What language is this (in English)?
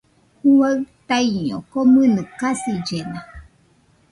Nüpode Huitoto